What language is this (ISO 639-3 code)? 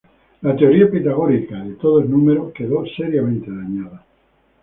spa